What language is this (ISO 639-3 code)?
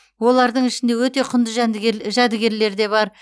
kaz